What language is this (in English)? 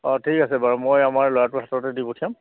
Assamese